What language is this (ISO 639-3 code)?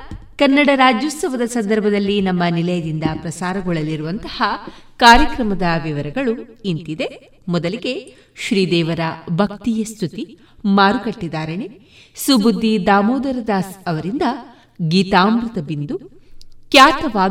kan